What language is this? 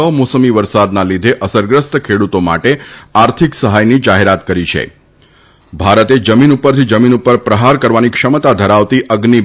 Gujarati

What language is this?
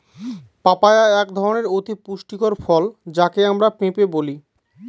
Bangla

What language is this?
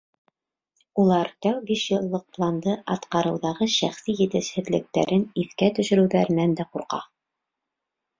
Bashkir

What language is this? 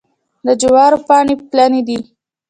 Pashto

